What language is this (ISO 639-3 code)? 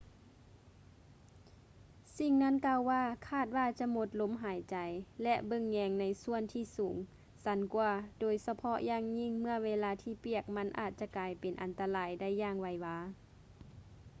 lao